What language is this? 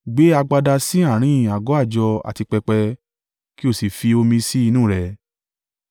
Yoruba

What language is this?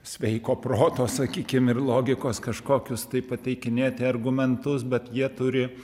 Lithuanian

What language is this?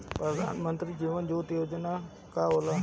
Bhojpuri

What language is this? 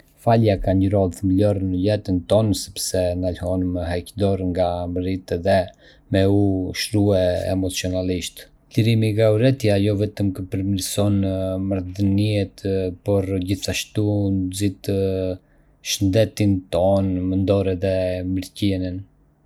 Arbëreshë Albanian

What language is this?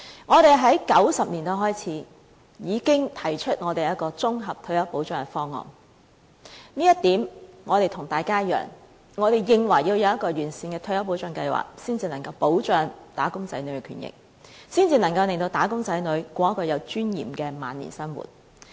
Cantonese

